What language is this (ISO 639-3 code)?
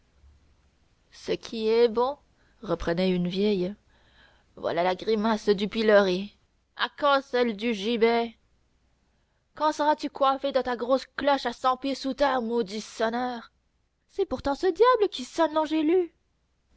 fra